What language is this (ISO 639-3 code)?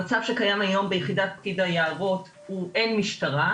heb